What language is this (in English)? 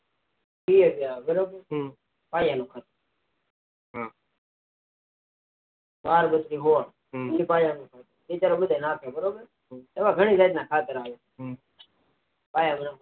Gujarati